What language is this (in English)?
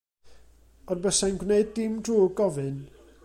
Welsh